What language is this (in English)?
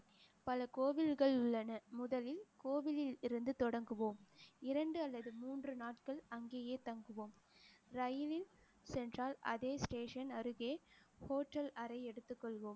Tamil